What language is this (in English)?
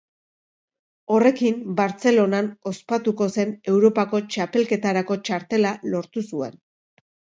Basque